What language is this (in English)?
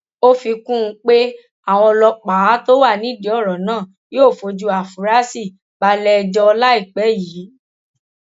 Yoruba